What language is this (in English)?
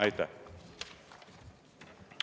Estonian